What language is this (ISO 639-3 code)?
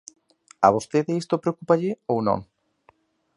glg